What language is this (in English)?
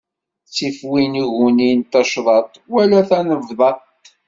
Kabyle